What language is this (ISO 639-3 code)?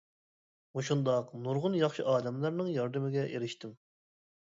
uig